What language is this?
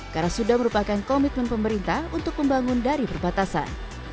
Indonesian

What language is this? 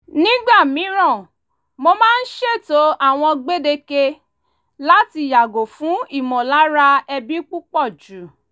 Yoruba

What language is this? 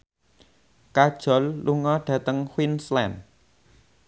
Javanese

